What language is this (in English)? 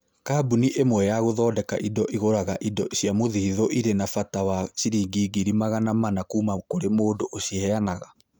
Kikuyu